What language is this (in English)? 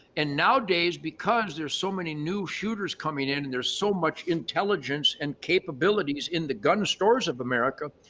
English